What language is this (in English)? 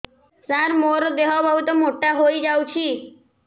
Odia